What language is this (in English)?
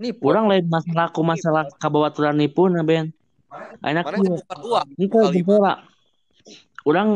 Indonesian